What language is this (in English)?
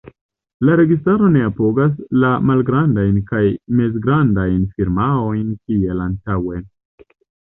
Esperanto